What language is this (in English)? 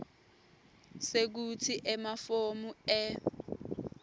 Swati